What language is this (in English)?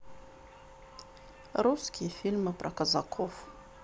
Russian